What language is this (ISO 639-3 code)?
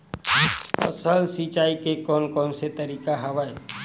hne